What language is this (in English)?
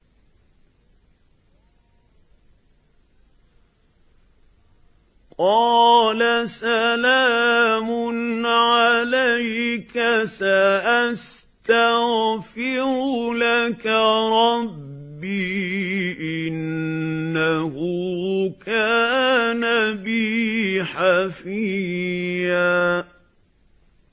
Arabic